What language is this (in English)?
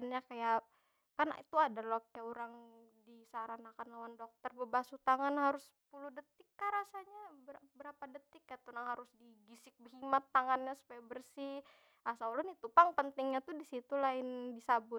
Banjar